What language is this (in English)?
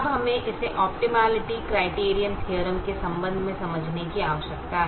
Hindi